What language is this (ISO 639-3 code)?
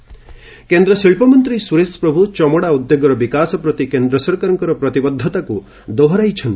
ori